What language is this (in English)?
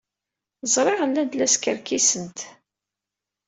Kabyle